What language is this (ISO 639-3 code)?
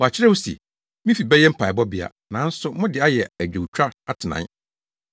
aka